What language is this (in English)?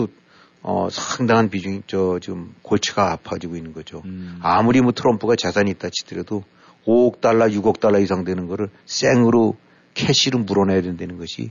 Korean